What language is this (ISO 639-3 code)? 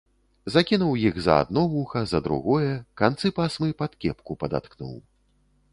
bel